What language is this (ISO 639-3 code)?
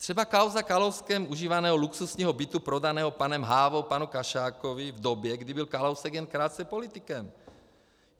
ces